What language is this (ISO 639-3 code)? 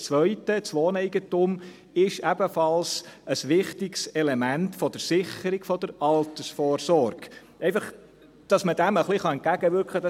gsw